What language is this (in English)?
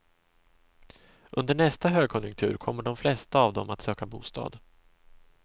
Swedish